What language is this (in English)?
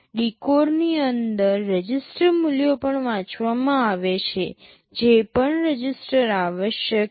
Gujarati